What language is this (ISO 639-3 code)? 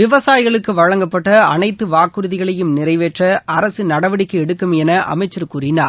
tam